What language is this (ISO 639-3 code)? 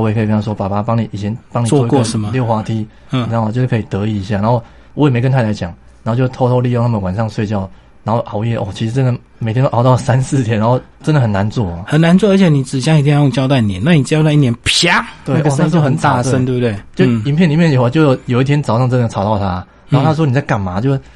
zho